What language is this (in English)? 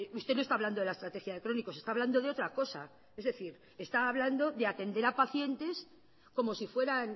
Spanish